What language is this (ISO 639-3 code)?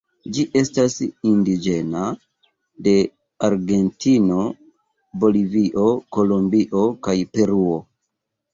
epo